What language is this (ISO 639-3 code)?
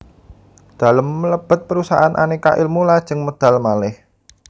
jav